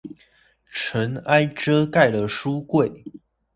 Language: Chinese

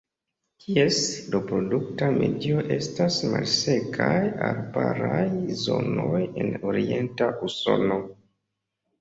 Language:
Esperanto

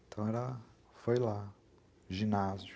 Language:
Portuguese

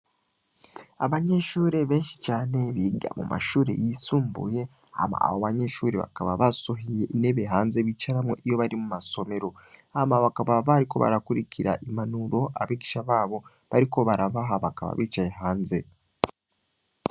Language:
Rundi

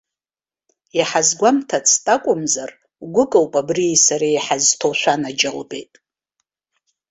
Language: Abkhazian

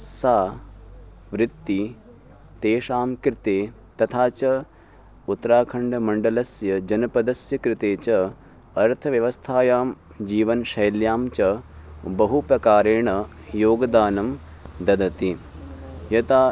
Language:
Sanskrit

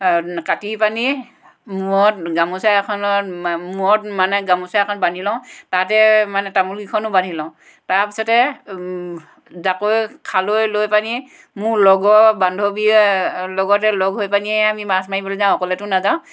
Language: Assamese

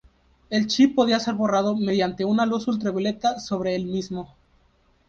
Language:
Spanish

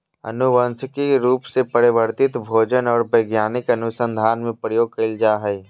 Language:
Magahi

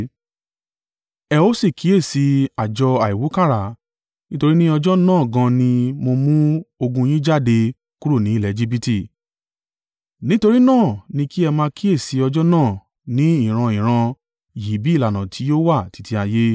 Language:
Yoruba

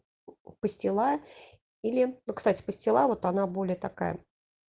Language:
Russian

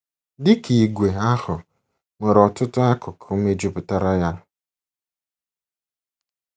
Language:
Igbo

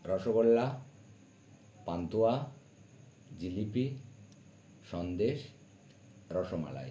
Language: Bangla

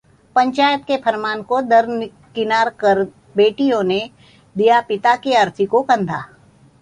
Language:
Hindi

